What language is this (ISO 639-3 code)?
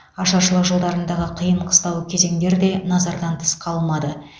kaz